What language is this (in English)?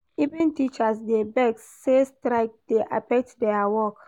Nigerian Pidgin